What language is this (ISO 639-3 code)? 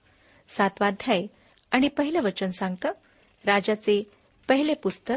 mar